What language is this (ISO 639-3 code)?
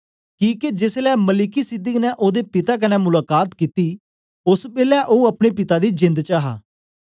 doi